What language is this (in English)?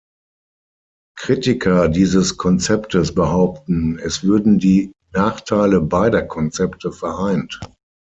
German